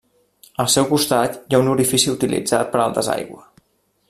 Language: Catalan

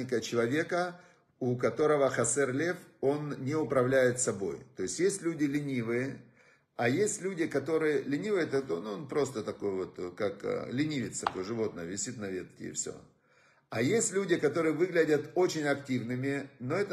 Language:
Russian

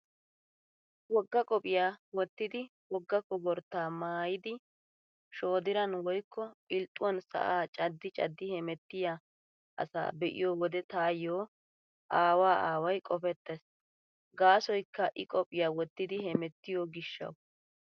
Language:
Wolaytta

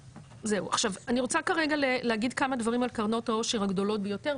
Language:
Hebrew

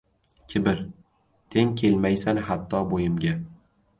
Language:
Uzbek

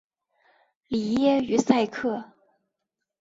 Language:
Chinese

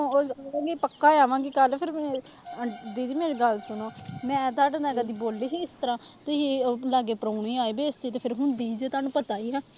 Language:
Punjabi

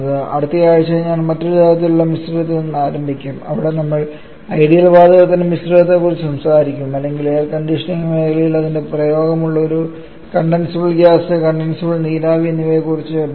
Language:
Malayalam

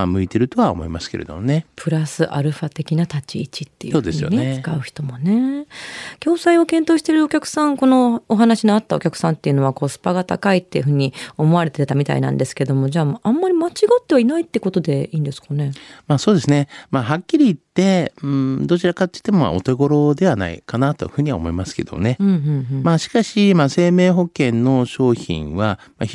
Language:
Japanese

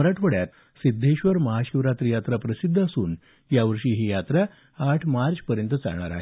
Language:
Marathi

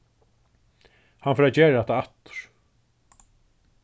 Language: Faroese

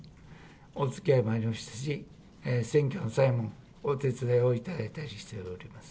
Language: Japanese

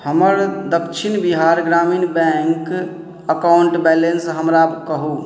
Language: Maithili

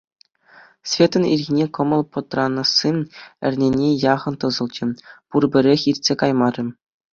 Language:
Chuvash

